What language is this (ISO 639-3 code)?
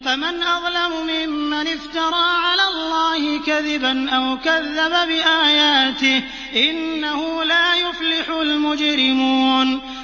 ara